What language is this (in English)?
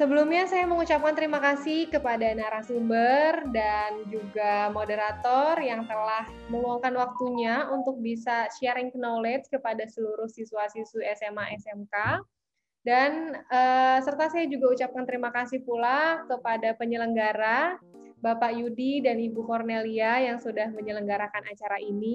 Indonesian